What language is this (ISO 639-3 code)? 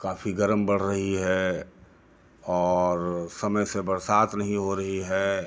hin